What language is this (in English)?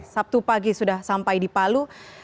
Indonesian